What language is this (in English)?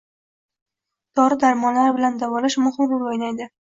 Uzbek